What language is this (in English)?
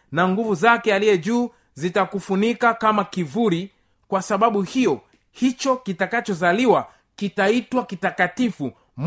Swahili